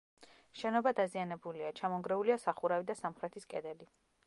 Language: Georgian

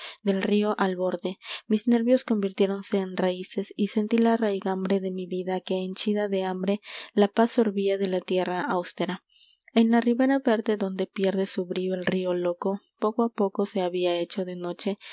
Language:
Spanish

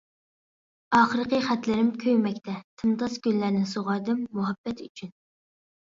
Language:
Uyghur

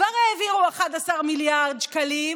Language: Hebrew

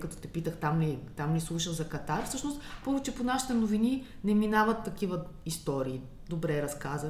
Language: Bulgarian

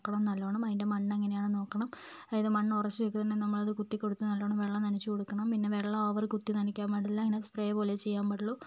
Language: Malayalam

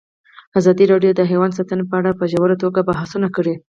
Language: Pashto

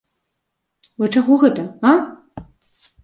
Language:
Belarusian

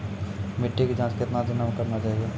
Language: Maithili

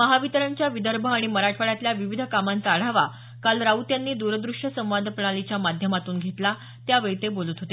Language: Marathi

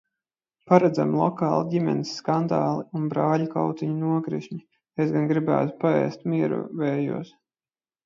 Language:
Latvian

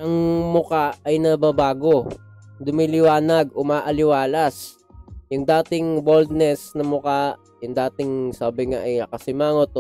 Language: Filipino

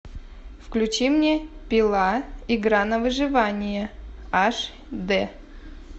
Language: Russian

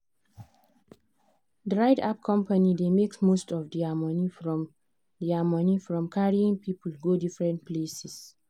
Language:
Nigerian Pidgin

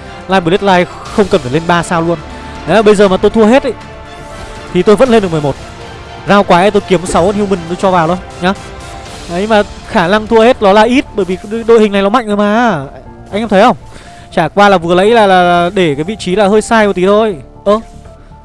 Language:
Vietnamese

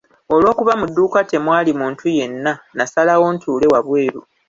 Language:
Ganda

